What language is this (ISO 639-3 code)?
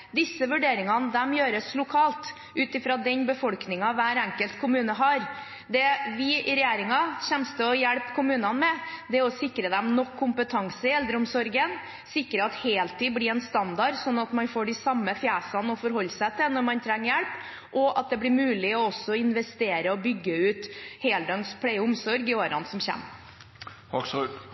nob